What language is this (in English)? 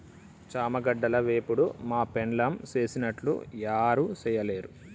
Telugu